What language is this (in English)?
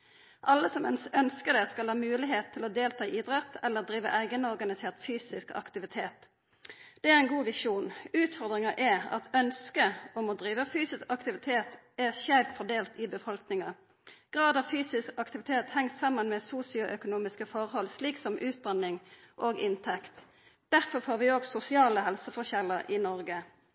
Norwegian Nynorsk